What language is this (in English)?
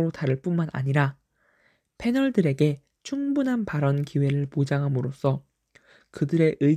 Korean